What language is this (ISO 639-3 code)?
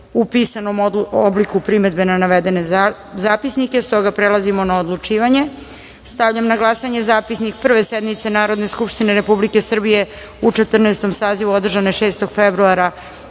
srp